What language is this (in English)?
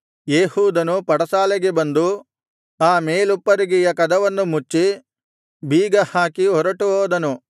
Kannada